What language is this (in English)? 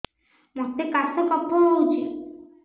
Odia